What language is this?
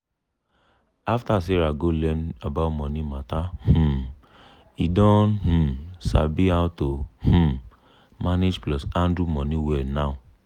Nigerian Pidgin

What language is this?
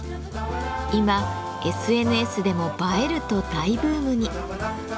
Japanese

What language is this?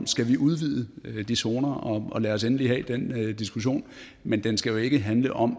Danish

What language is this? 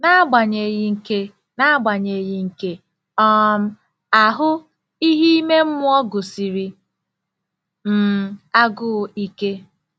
Igbo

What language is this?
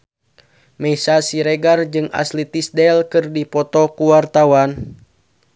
Sundanese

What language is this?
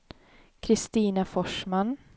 Swedish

